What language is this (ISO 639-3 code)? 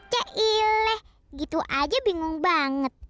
ind